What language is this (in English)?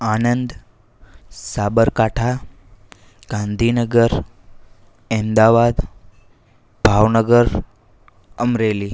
Gujarati